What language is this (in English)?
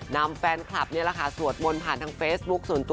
Thai